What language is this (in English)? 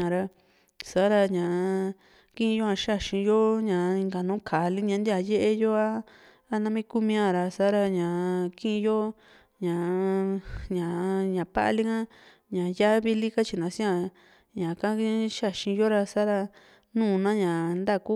Juxtlahuaca Mixtec